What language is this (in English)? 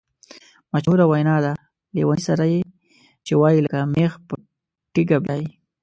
Pashto